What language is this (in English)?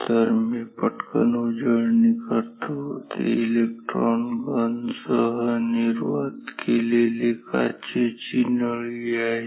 Marathi